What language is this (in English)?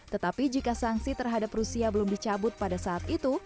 Indonesian